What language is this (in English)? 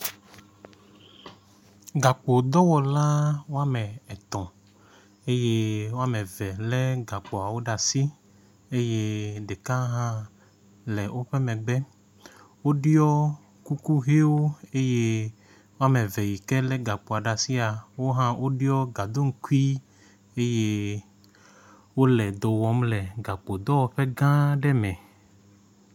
Ewe